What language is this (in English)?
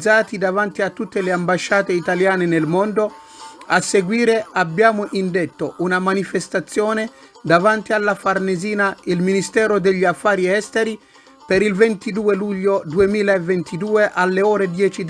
Italian